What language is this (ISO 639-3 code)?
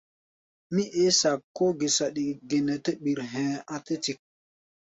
gba